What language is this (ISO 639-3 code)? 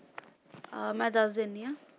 pan